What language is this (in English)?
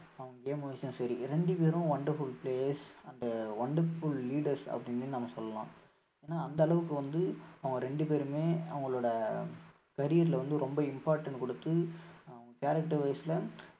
Tamil